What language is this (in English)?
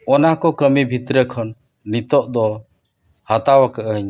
Santali